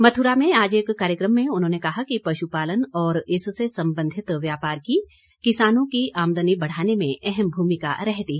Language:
Hindi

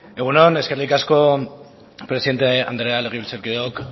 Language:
Basque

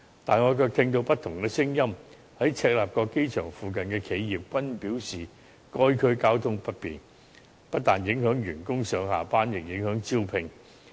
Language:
Cantonese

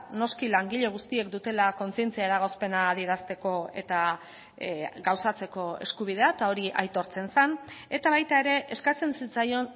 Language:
Basque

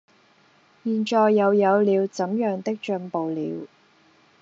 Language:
Cantonese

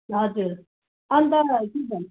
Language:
Nepali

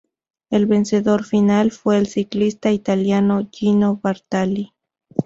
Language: Spanish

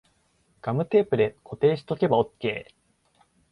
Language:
Japanese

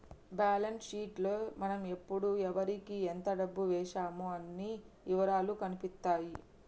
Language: Telugu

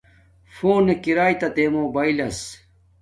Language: Domaaki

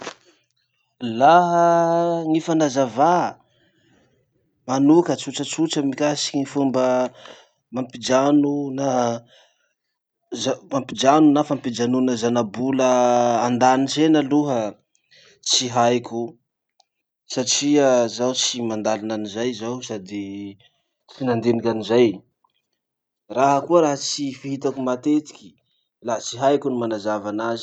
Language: Masikoro Malagasy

